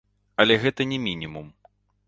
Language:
Belarusian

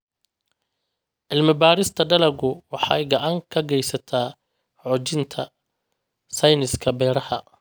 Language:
Somali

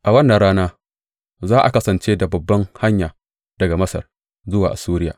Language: Hausa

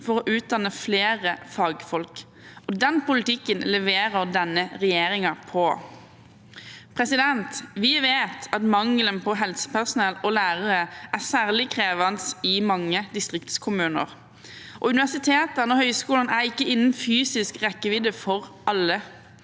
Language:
Norwegian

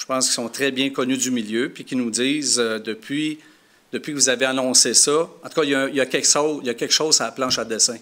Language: French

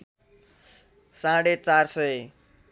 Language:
Nepali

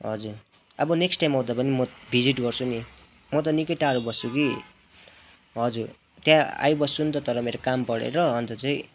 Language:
Nepali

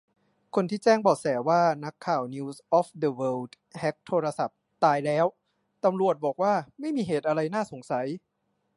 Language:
Thai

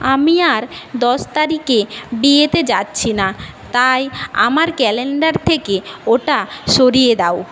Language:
Bangla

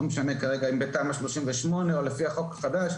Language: Hebrew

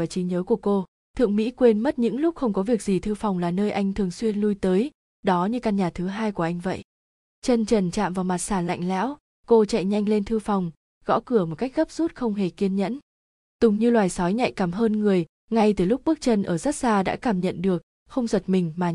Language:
Vietnamese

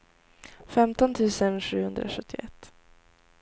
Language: Swedish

